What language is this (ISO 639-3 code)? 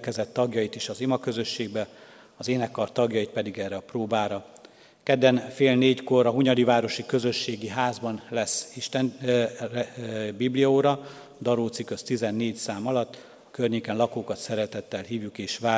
hun